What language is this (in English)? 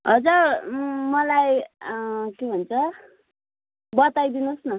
Nepali